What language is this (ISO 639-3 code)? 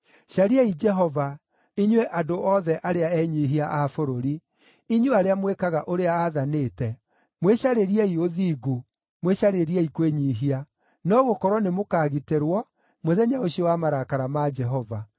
kik